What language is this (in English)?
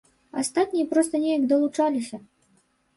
Belarusian